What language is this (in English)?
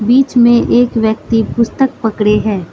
Hindi